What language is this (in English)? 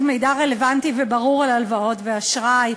Hebrew